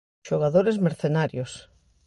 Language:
Galician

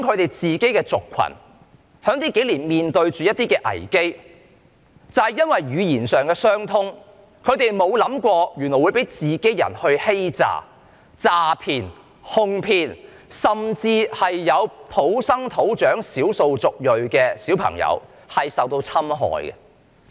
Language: Cantonese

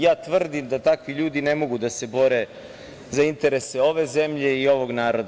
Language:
Serbian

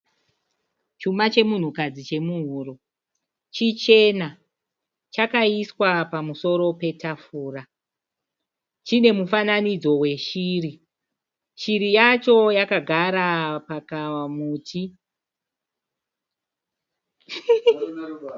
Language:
Shona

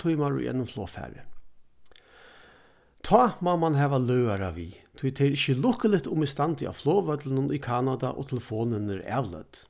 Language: Faroese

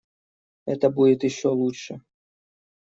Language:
Russian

